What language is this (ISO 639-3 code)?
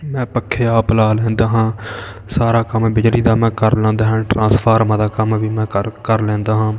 pan